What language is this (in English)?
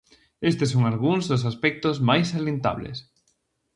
Galician